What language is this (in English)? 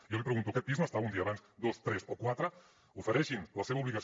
Catalan